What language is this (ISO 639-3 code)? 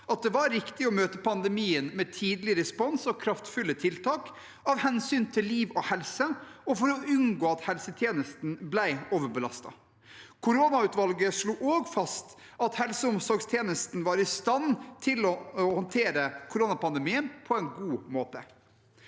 nor